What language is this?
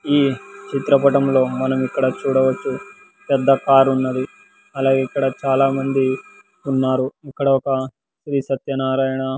Telugu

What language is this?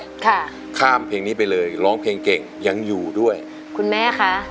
Thai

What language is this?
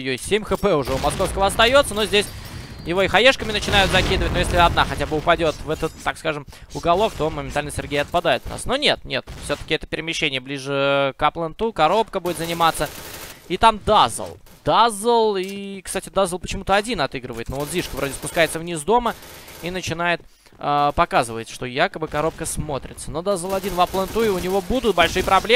Russian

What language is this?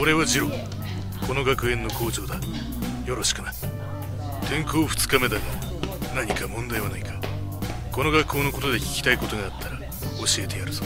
Japanese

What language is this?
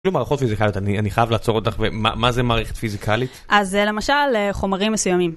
Hebrew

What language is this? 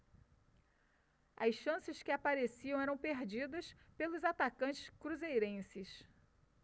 Portuguese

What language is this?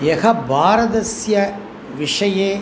Sanskrit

